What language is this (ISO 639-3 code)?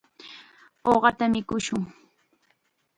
qxa